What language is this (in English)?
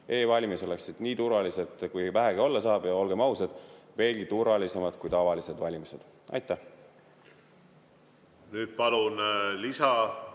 Estonian